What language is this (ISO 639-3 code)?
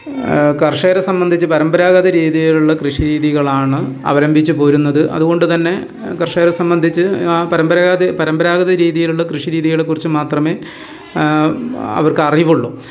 mal